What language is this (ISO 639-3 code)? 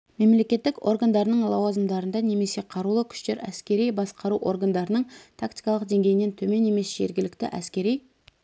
kaz